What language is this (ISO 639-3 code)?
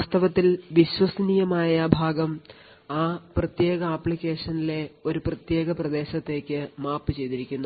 mal